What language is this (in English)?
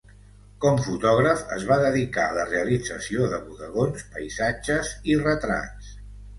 Catalan